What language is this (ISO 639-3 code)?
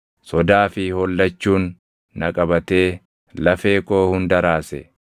orm